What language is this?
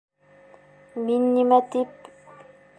Bashkir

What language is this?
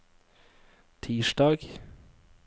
Norwegian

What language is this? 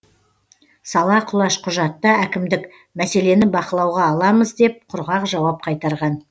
Kazakh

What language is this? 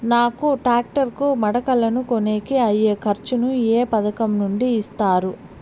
Telugu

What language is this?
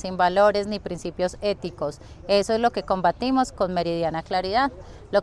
Spanish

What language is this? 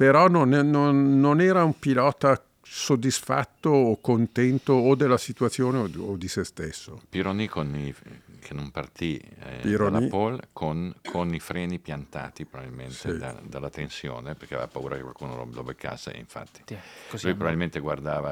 Italian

